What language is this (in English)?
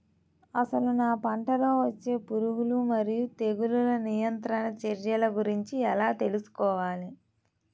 Telugu